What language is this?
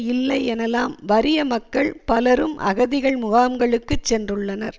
Tamil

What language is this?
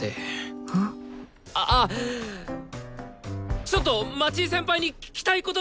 Japanese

